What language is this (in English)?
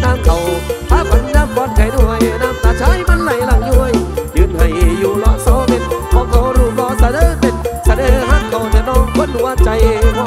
Thai